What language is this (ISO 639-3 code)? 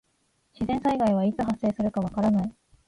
jpn